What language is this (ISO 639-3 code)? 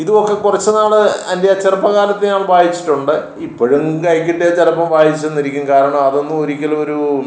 mal